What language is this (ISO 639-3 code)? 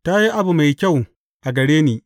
hau